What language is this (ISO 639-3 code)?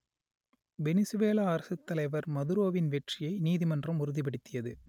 tam